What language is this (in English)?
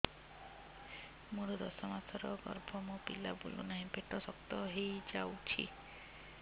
Odia